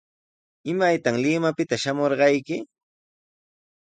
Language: Sihuas Ancash Quechua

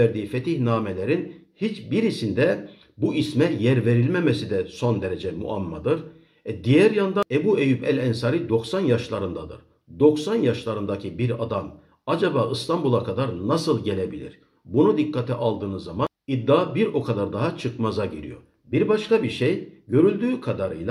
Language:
Turkish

